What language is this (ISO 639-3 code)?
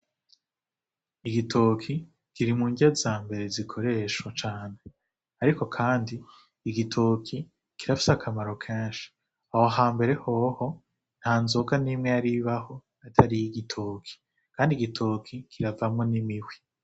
run